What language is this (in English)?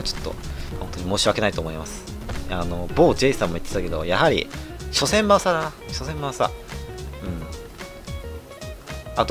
Japanese